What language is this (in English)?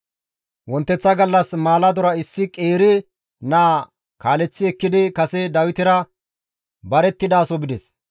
Gamo